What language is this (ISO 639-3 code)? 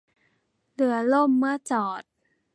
tha